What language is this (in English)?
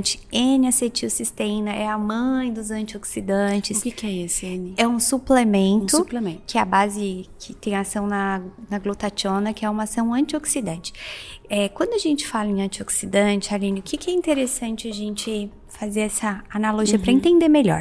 Portuguese